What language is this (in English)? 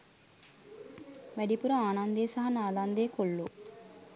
Sinhala